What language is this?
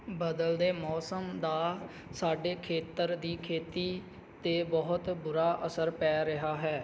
Punjabi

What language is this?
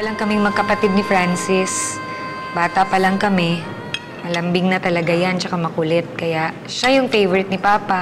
Filipino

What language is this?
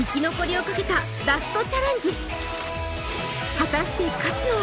Japanese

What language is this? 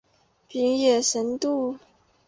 Chinese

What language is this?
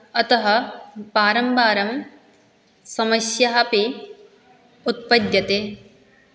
Sanskrit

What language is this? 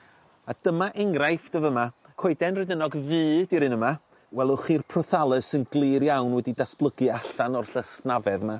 Welsh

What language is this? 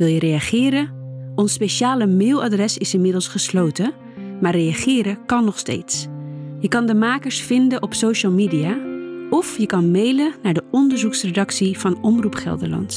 Dutch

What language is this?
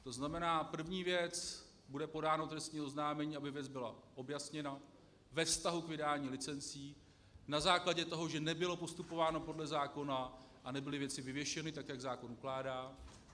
Czech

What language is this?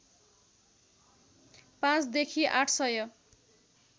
Nepali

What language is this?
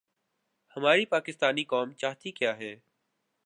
Urdu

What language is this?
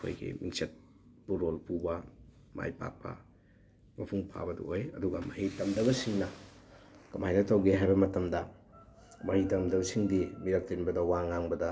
Manipuri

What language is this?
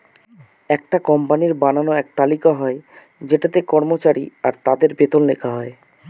Bangla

